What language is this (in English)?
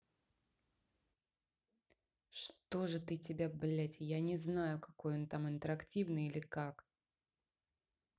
Russian